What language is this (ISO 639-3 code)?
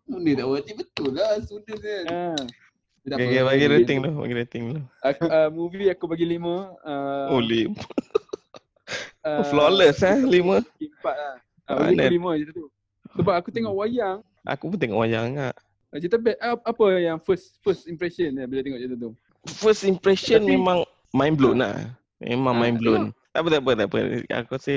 msa